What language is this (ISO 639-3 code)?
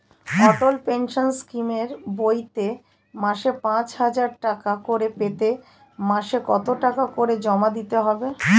ben